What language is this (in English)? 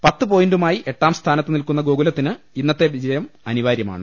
Malayalam